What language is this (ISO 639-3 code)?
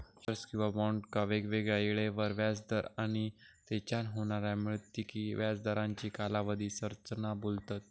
mar